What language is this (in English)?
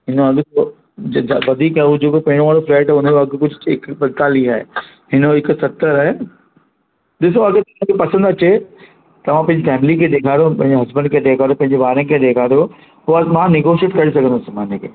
Sindhi